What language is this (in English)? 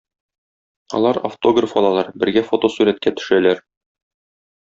Tatar